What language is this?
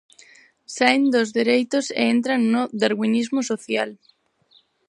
Galician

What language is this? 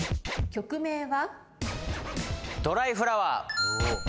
Japanese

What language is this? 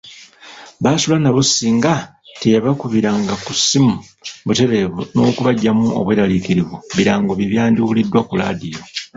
Ganda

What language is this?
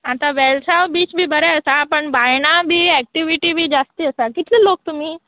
Konkani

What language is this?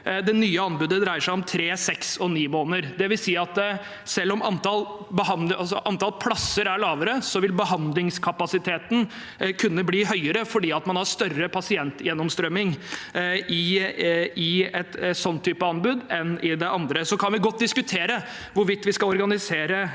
Norwegian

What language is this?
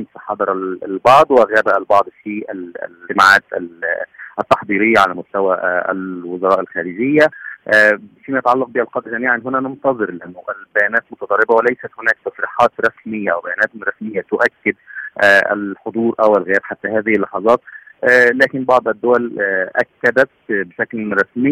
Arabic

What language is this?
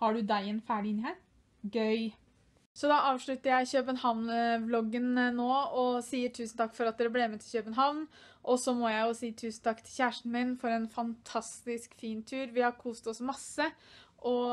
Norwegian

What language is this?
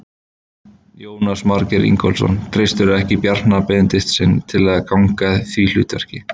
Icelandic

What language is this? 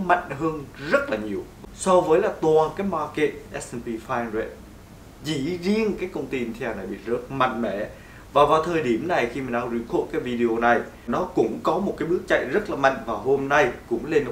Vietnamese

